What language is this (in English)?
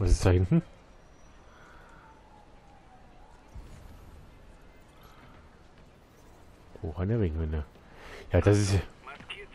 German